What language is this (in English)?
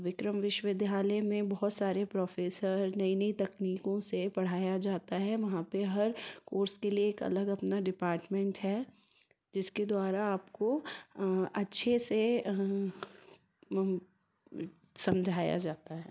Hindi